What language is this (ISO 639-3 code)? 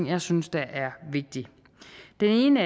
dan